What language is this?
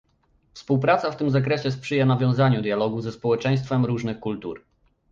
Polish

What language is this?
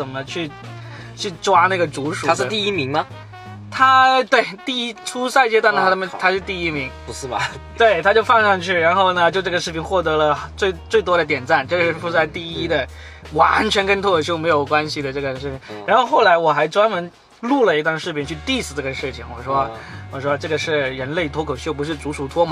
Chinese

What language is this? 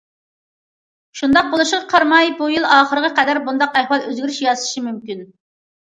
Uyghur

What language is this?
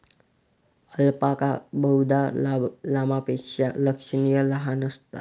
Marathi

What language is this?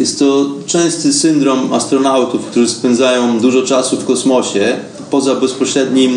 Polish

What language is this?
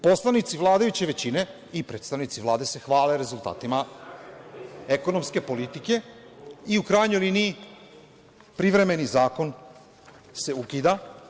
Serbian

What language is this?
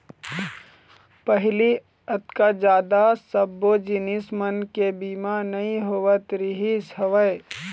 Chhattisgarhi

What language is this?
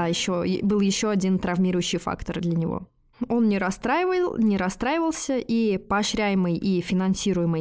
Russian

